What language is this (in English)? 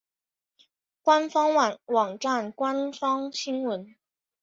Chinese